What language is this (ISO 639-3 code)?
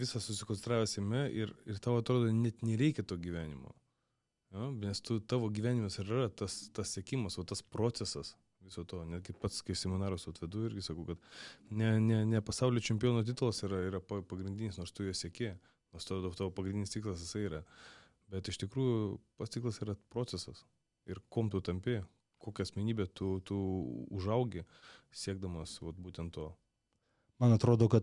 lit